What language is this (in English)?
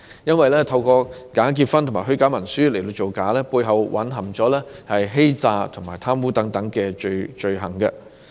Cantonese